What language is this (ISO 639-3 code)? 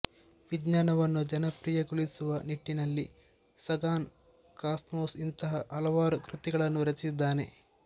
kan